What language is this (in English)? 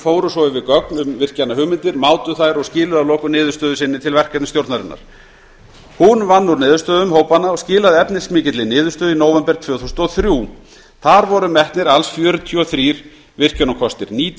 Icelandic